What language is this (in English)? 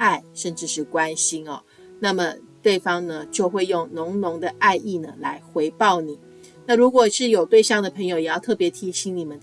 Chinese